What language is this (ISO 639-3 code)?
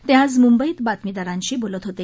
mar